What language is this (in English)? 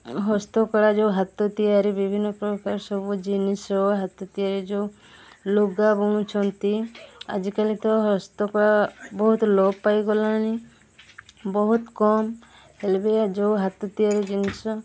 Odia